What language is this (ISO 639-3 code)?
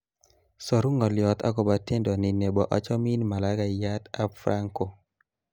kln